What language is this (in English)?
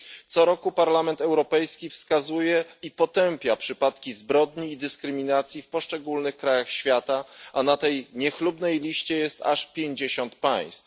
Polish